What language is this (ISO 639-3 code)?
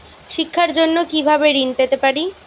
ben